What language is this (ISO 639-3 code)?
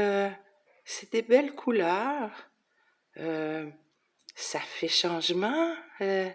fra